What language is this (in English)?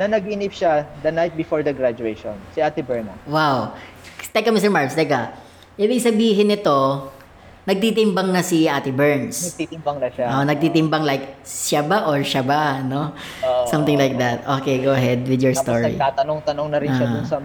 Filipino